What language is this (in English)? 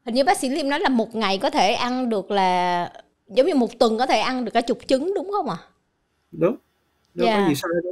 Vietnamese